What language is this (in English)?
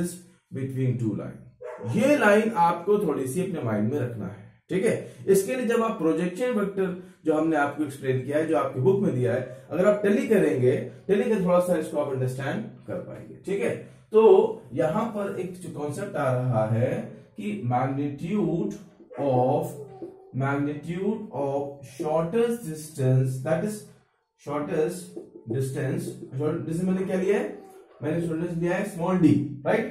Hindi